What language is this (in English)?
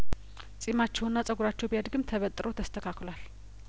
Amharic